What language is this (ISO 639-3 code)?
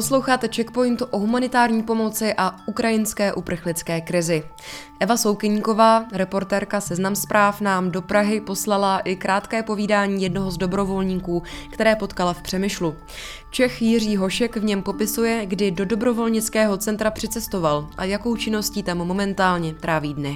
ces